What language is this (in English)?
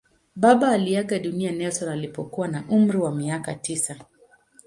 Swahili